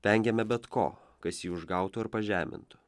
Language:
Lithuanian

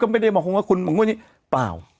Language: Thai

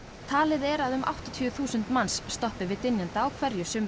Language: Icelandic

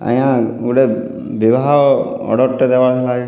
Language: Odia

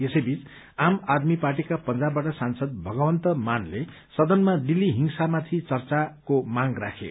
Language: Nepali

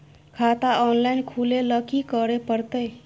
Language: Maithili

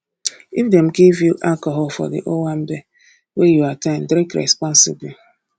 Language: Nigerian Pidgin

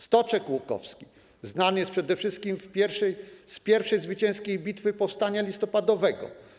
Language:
Polish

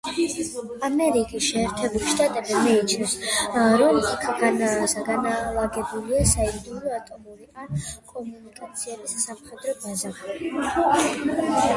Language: Georgian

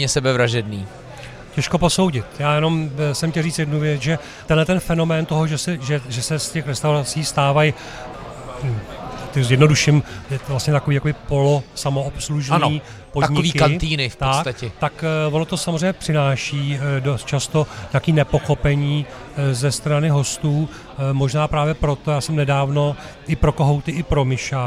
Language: Czech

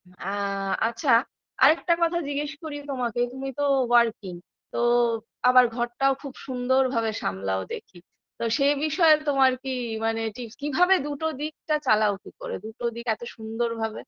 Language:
Bangla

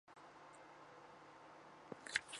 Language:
Chinese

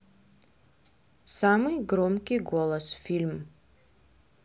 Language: Russian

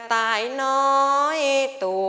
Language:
Thai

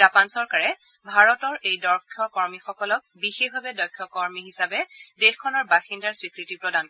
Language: Assamese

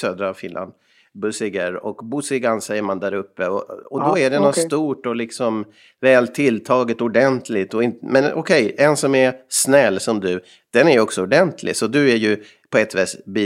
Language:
Swedish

